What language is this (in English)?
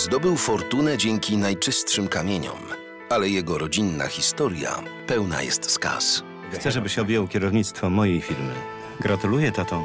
Polish